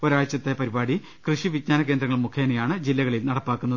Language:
Malayalam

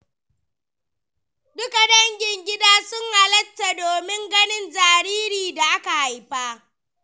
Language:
Hausa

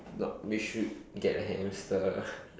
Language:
English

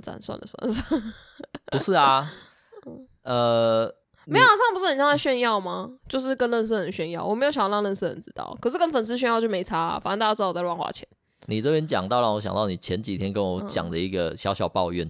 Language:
Chinese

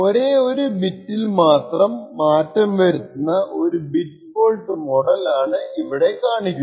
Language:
Malayalam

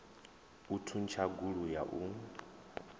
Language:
Venda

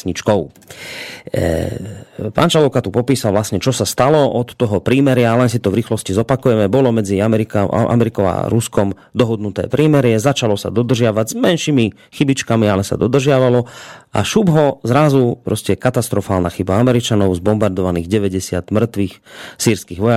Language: Slovak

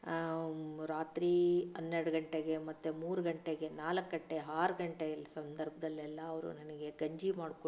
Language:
Kannada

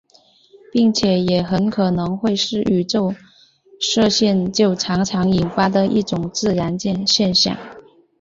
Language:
Chinese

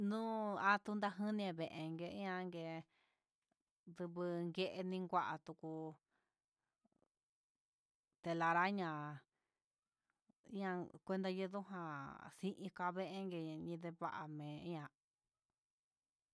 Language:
Huitepec Mixtec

